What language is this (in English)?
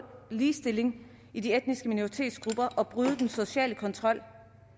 Danish